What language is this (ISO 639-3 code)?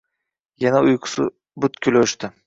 uzb